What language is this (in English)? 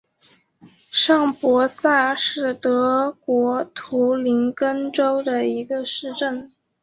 Chinese